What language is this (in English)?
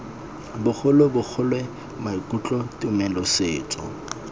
Tswana